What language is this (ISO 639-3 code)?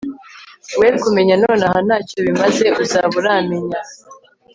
kin